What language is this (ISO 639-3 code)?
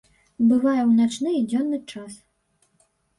bel